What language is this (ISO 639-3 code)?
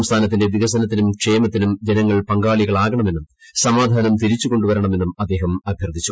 mal